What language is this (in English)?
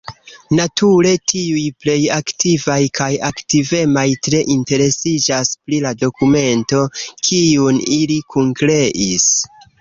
Esperanto